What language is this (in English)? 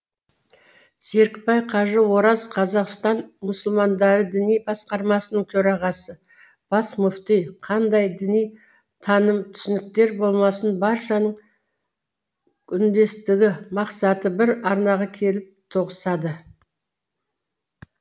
Kazakh